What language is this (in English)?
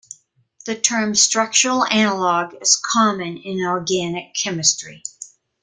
English